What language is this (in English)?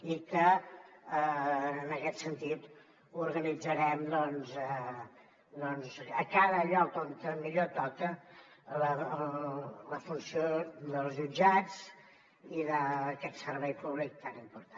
Catalan